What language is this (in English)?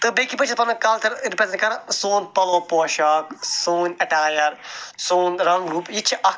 Kashmiri